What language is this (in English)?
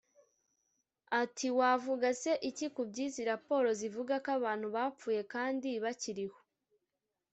Kinyarwanda